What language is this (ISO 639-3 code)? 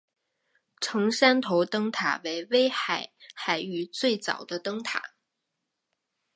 zho